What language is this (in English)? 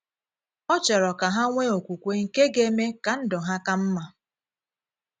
Igbo